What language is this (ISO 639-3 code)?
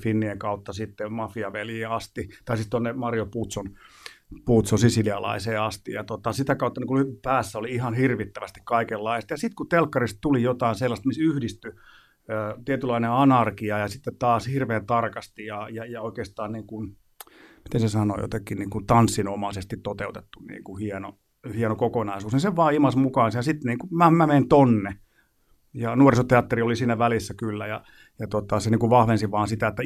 fin